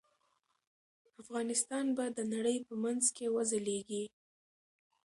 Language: Pashto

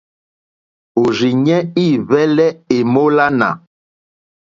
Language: Mokpwe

